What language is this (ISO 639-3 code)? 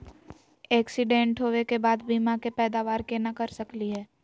mag